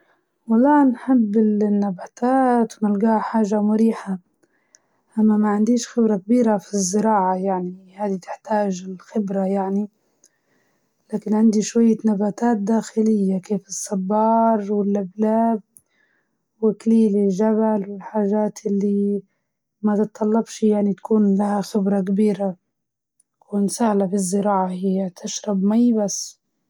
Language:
Libyan Arabic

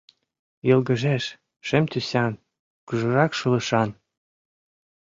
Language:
Mari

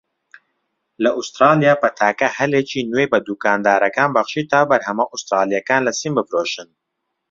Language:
Central Kurdish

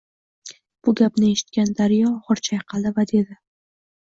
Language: Uzbek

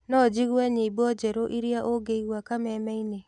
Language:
Kikuyu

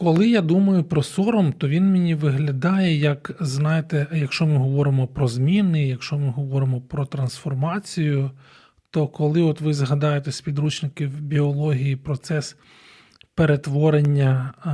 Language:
Ukrainian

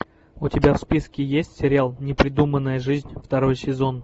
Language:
Russian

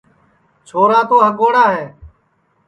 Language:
Sansi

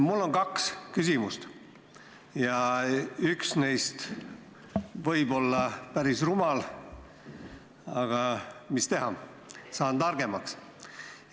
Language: Estonian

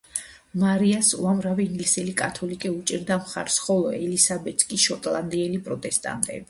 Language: Georgian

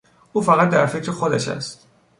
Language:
Persian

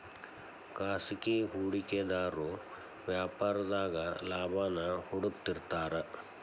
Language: Kannada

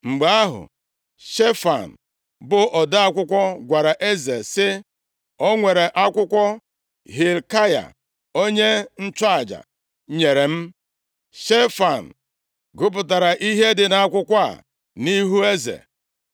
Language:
Igbo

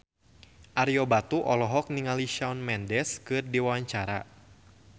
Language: Sundanese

